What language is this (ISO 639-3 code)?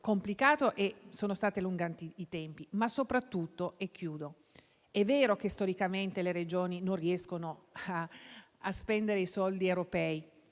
ita